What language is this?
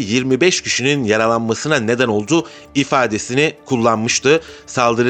Turkish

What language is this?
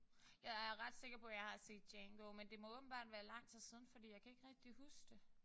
Danish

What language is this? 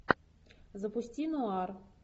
Russian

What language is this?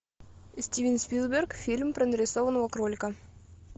Russian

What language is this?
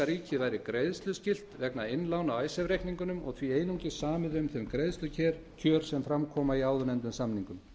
Icelandic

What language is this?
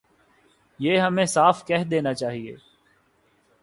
Urdu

